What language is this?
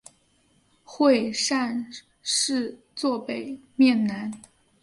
Chinese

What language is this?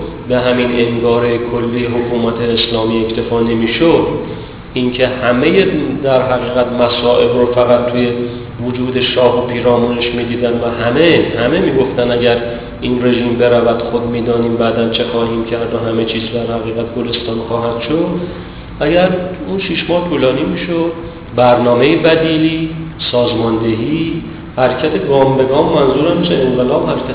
Persian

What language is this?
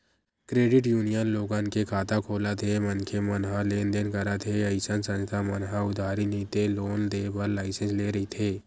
Chhattisgarhi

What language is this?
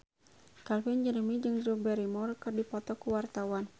Sundanese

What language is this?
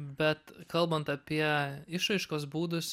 Lithuanian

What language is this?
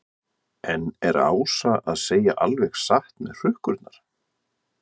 Icelandic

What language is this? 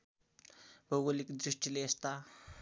Nepali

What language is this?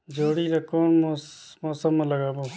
Chhattisgarhi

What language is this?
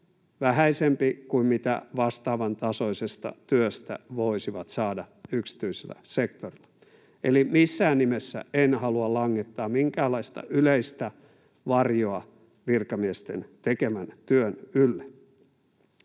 Finnish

